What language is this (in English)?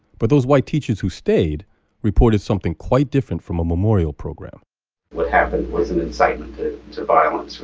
English